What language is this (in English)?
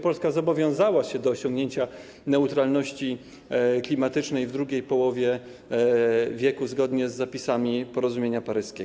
Polish